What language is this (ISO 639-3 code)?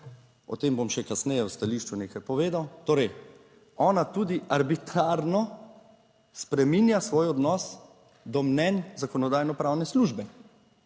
slv